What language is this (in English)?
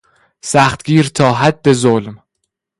Persian